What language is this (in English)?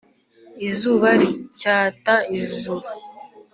Kinyarwanda